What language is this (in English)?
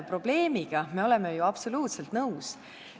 Estonian